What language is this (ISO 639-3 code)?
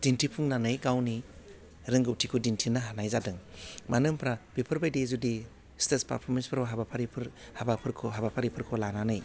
brx